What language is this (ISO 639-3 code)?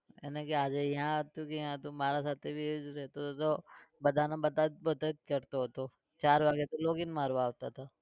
guj